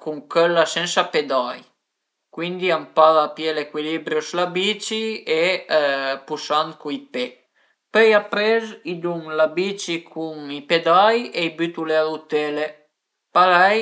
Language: Piedmontese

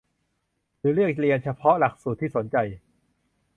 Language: Thai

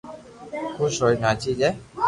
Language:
Loarki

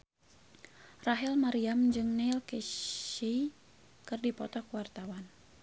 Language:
Sundanese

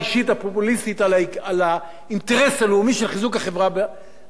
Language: Hebrew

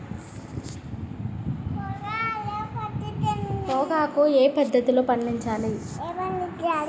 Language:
Telugu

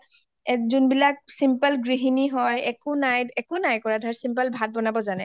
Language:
Assamese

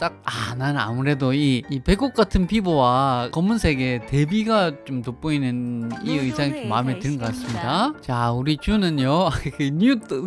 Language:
Korean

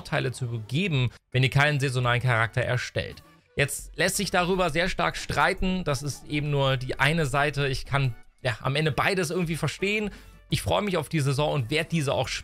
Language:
German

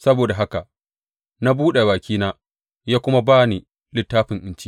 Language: Hausa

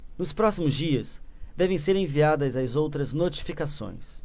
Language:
Portuguese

